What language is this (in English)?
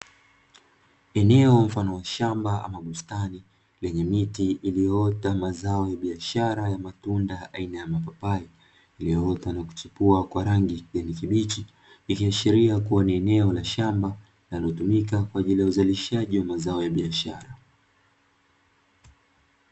Swahili